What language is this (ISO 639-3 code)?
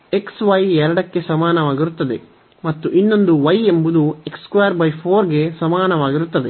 kan